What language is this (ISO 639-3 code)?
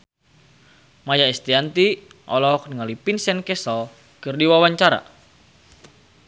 sun